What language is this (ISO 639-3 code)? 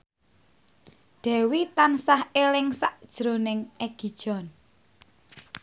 jav